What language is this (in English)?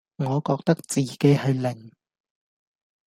Cantonese